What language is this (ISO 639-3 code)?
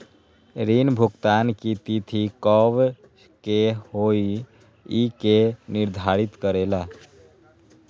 mag